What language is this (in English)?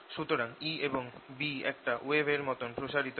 Bangla